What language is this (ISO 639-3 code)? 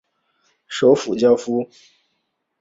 zho